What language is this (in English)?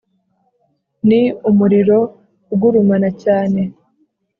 Kinyarwanda